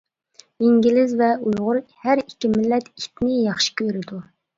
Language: Uyghur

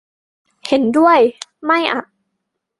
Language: Thai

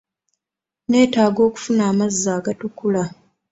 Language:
Ganda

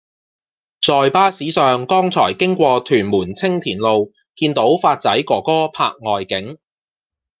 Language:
Cantonese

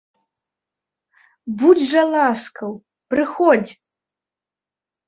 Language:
Belarusian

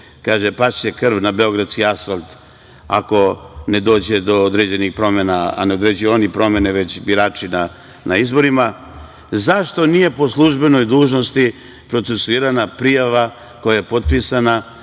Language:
Serbian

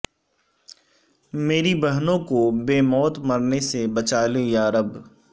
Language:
Urdu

